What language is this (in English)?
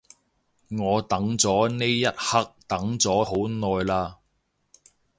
Cantonese